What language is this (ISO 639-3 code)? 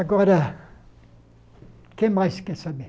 por